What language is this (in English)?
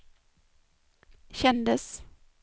Swedish